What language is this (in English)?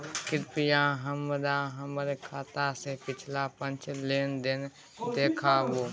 Maithili